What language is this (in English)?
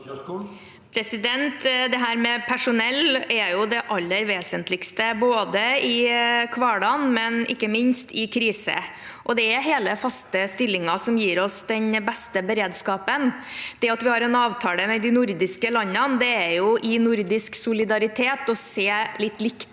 Norwegian